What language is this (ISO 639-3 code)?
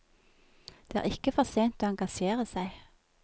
nor